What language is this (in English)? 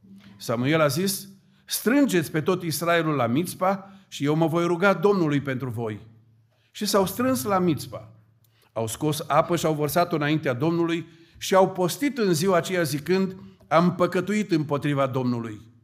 Romanian